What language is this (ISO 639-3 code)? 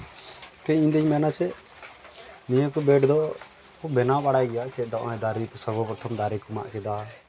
sat